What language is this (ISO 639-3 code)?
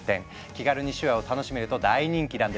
jpn